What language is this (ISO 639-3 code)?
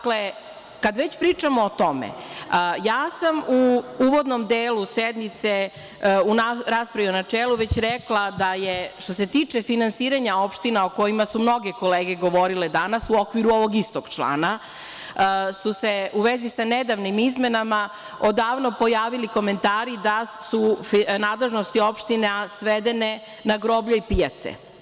srp